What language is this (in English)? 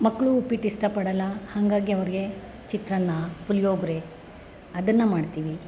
Kannada